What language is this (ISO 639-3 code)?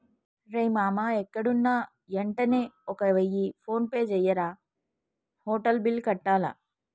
tel